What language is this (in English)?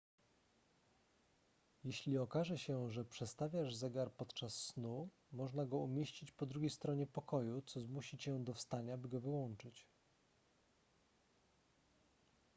Polish